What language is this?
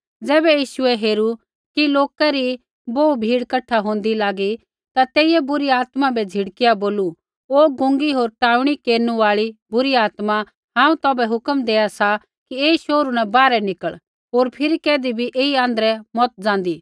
Kullu Pahari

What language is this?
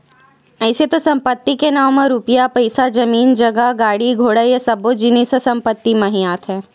Chhattisgarhi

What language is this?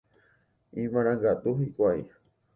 Guarani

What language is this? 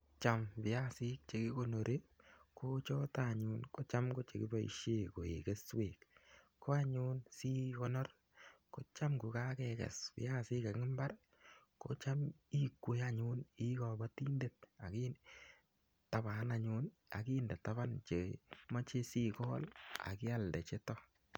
Kalenjin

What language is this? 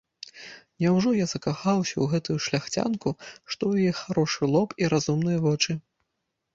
Belarusian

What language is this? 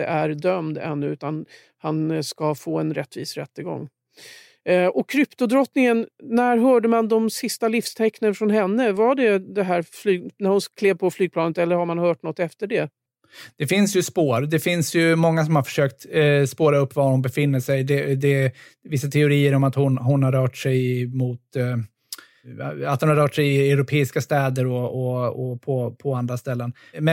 Swedish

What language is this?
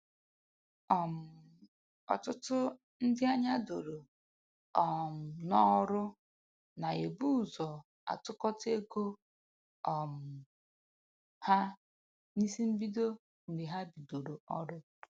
Igbo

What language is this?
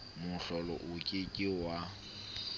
Southern Sotho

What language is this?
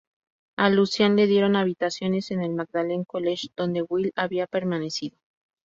Spanish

